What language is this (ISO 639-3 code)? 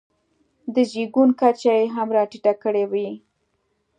pus